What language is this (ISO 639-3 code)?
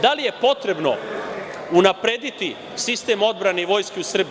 srp